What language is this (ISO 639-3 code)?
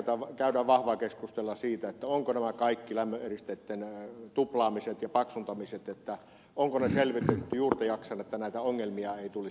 fin